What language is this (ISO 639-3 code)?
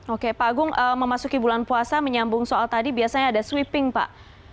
ind